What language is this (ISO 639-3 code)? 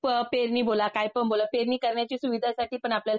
mar